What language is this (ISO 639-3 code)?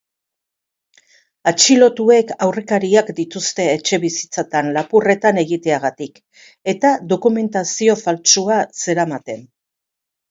eus